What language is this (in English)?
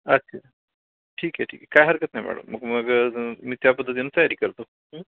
Marathi